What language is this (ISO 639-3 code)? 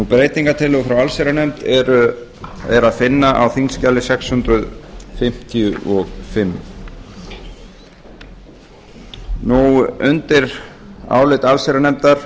isl